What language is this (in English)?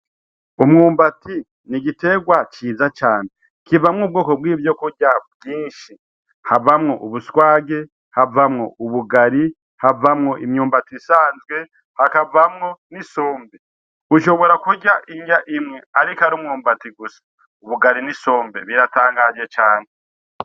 Rundi